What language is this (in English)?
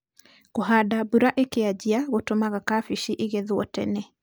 Kikuyu